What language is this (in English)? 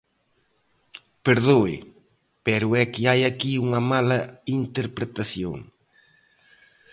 Galician